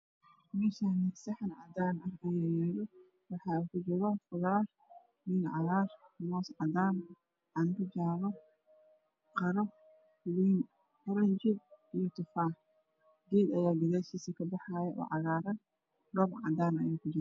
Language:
Somali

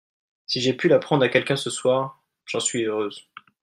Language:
French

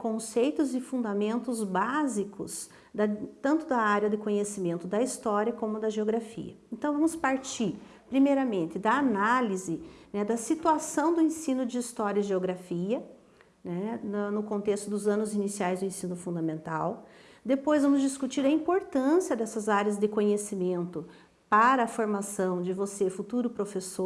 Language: Portuguese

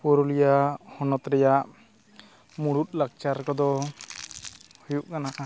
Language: Santali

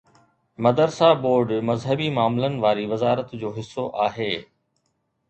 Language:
Sindhi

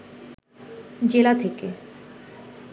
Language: Bangla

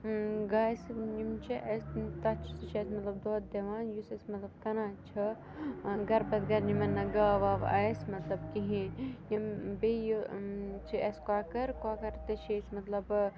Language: Kashmiri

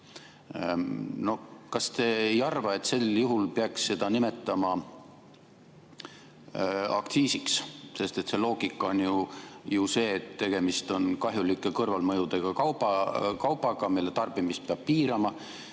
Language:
Estonian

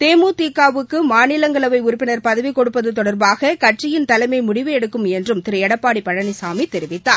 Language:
Tamil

